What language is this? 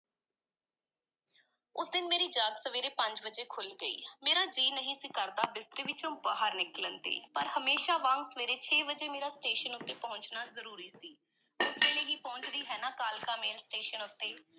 Punjabi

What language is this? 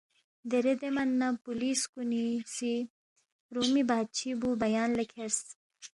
Balti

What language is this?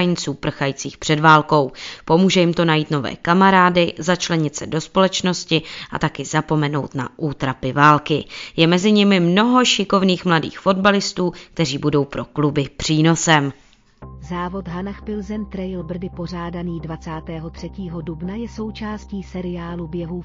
Czech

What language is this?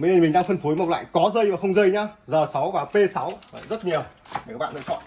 Vietnamese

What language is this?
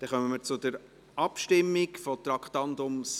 Swiss German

